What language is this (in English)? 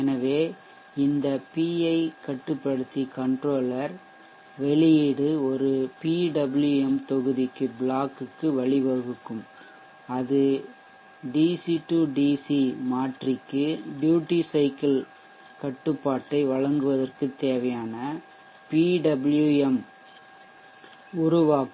Tamil